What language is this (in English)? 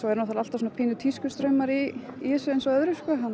Icelandic